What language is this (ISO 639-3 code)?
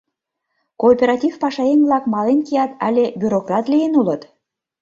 chm